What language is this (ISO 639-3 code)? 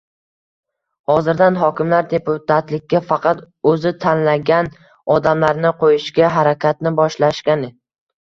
uzb